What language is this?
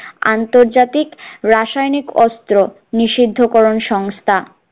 Bangla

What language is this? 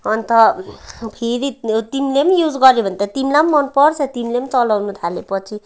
Nepali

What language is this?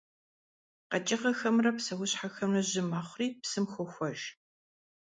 Kabardian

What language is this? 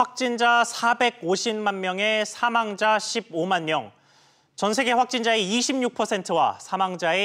Korean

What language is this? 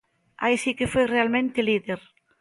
Galician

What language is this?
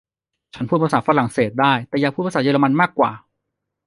Thai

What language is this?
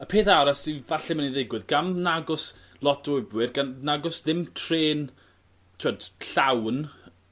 Welsh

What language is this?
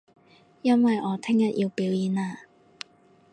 Cantonese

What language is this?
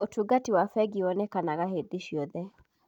Kikuyu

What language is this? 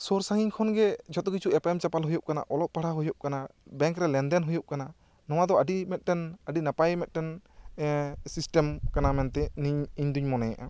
Santali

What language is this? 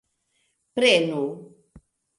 Esperanto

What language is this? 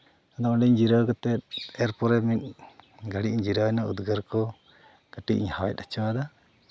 Santali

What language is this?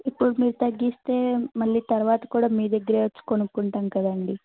Telugu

